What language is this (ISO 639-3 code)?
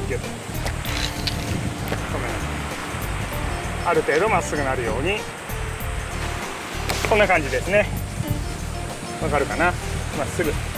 jpn